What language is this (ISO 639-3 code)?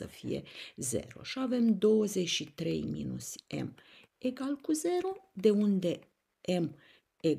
ron